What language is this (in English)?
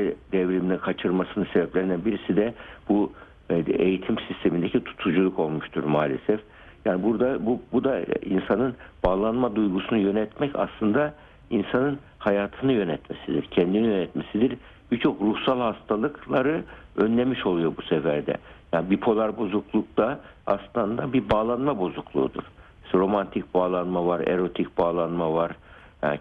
Turkish